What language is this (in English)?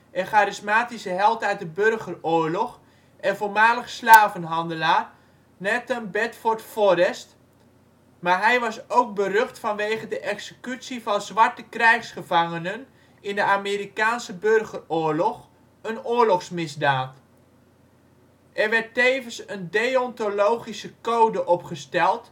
Dutch